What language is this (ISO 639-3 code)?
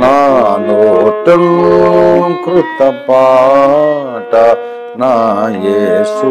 tel